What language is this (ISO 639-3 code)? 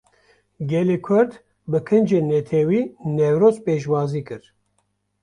kur